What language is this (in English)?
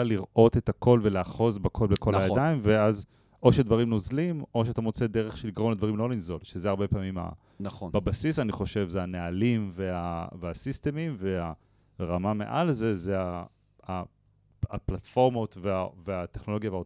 Hebrew